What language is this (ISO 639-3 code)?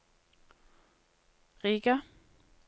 nor